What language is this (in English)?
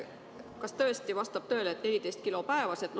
Estonian